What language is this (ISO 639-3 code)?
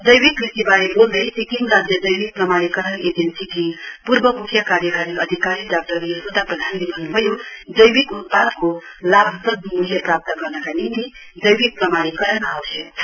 nep